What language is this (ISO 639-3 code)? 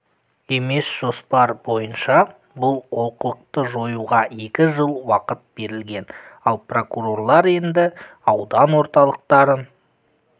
kaz